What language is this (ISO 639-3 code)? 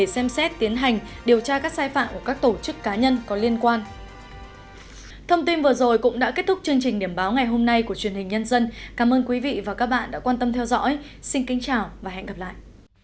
vie